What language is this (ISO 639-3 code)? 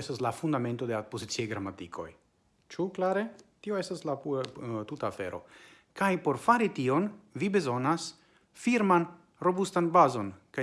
ita